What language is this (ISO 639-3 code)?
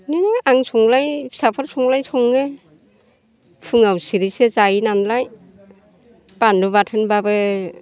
brx